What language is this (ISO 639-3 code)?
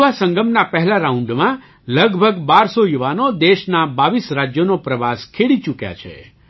guj